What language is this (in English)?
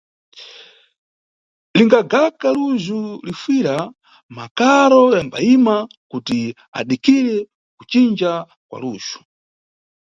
Nyungwe